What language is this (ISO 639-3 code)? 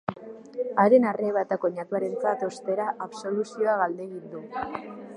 eus